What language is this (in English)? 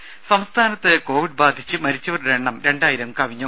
Malayalam